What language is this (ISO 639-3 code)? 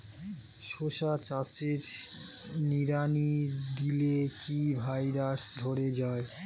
ben